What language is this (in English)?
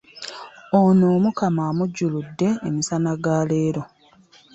Ganda